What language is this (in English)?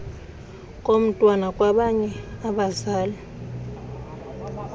Xhosa